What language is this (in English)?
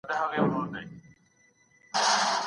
Pashto